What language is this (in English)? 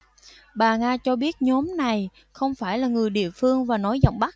Vietnamese